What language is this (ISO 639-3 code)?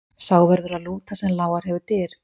isl